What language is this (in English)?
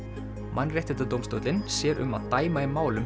Icelandic